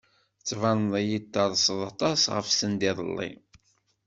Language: Kabyle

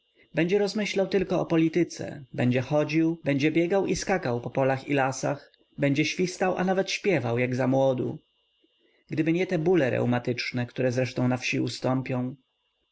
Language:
Polish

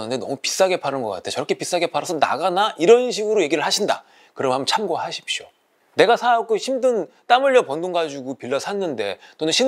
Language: Korean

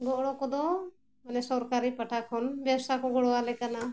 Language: Santali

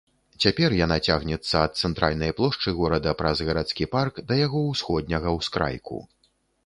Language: Belarusian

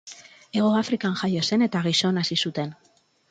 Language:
Basque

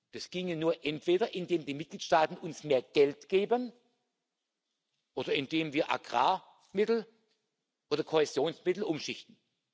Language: German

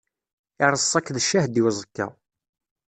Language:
Kabyle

